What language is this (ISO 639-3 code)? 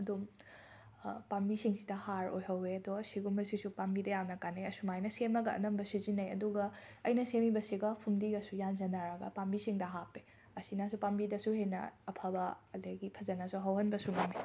mni